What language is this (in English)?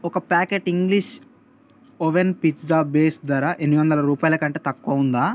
Telugu